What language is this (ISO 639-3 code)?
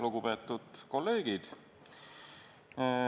est